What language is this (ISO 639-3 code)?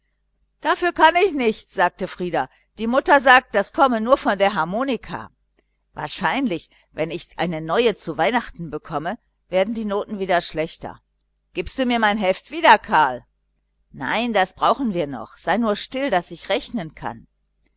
deu